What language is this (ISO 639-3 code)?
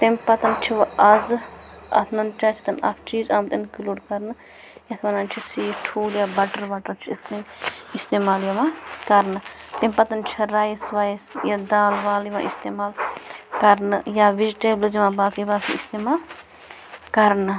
kas